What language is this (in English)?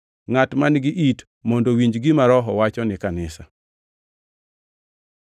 Luo (Kenya and Tanzania)